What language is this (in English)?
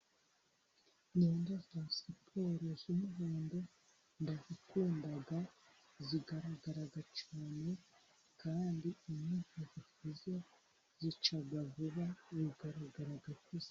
Kinyarwanda